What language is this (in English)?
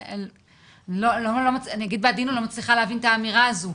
Hebrew